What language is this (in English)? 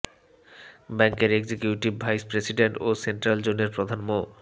Bangla